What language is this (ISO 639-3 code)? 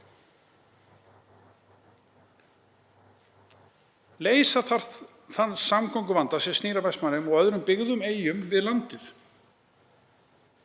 isl